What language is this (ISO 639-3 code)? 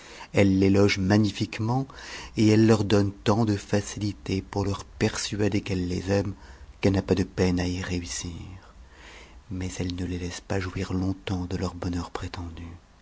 fra